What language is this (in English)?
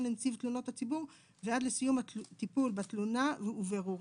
Hebrew